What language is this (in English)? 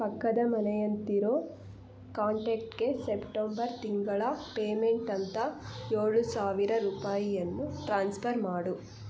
Kannada